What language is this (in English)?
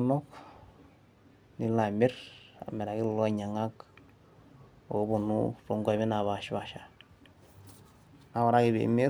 Masai